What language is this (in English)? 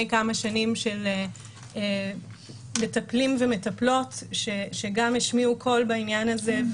Hebrew